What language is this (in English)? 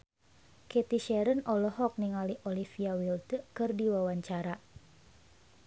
Sundanese